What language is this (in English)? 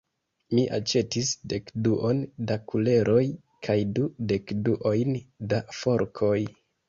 Esperanto